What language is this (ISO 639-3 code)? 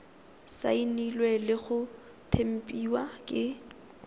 tsn